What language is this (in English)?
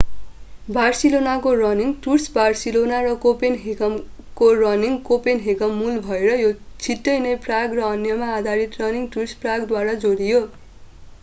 Nepali